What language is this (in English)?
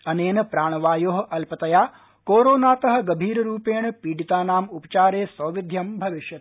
Sanskrit